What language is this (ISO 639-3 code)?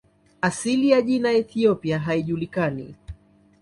swa